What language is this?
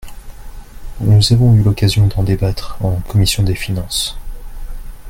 French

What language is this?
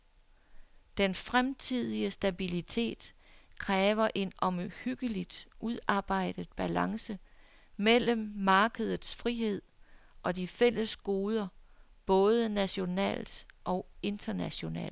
Danish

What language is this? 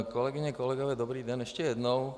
Czech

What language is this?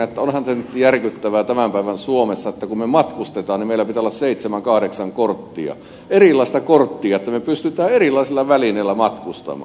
Finnish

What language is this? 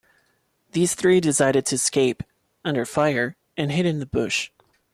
English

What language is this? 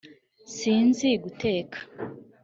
Kinyarwanda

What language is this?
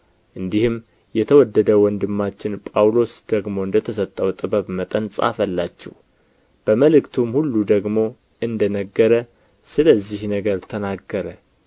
Amharic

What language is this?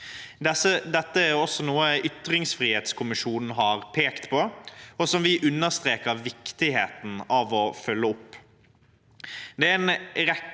Norwegian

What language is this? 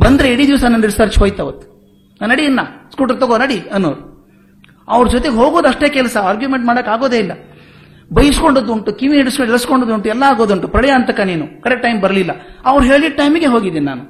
Kannada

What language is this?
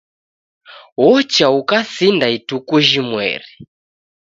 Taita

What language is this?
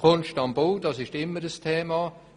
Swiss German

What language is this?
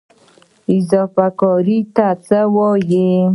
Pashto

